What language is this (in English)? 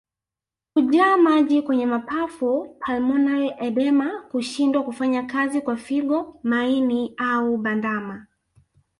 Swahili